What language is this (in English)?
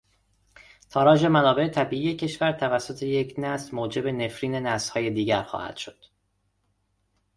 Persian